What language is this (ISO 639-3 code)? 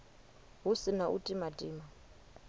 ven